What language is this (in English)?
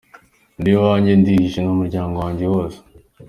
Kinyarwanda